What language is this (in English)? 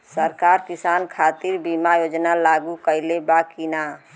Bhojpuri